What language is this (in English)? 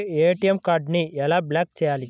Telugu